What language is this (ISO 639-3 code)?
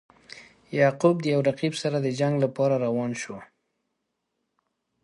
pus